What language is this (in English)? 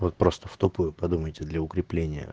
Russian